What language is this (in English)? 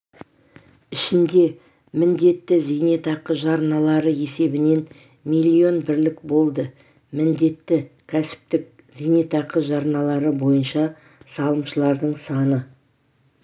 Kazakh